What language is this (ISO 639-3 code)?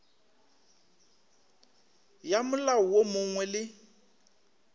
nso